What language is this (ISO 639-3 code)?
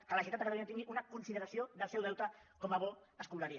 cat